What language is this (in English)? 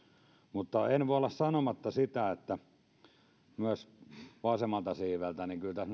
Finnish